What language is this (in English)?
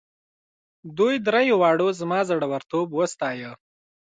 Pashto